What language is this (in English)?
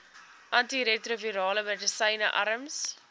Afrikaans